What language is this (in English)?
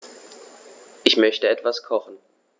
German